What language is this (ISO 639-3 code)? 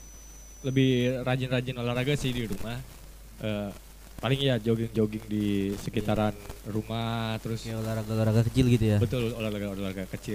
ind